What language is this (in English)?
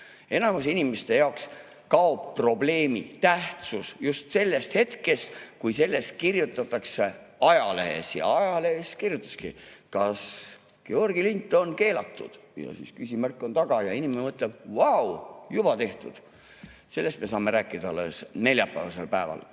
Estonian